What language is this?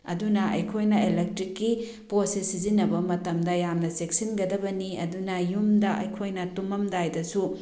Manipuri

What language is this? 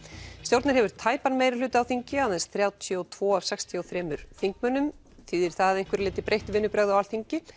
Icelandic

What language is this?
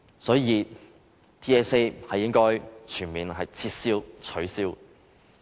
Cantonese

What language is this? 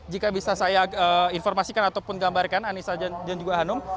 Indonesian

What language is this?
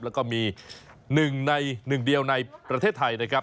Thai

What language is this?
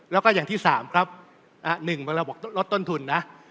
Thai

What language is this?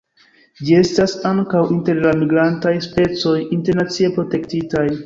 Esperanto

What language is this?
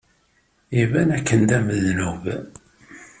Kabyle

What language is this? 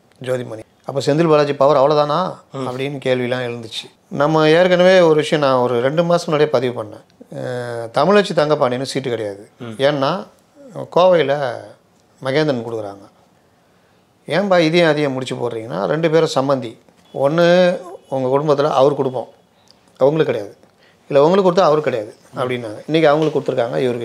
Tamil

